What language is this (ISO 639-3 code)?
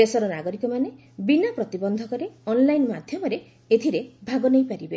ori